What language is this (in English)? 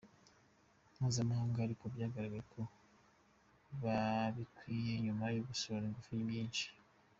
Kinyarwanda